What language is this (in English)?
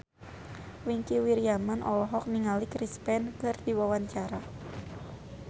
Sundanese